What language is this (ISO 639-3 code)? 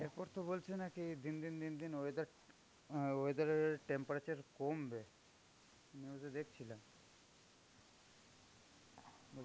ben